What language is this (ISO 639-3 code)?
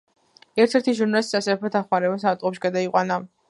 kat